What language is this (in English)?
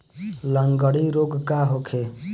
Bhojpuri